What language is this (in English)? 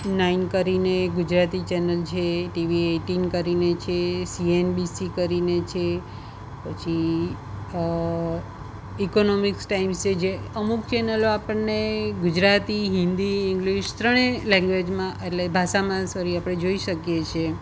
Gujarati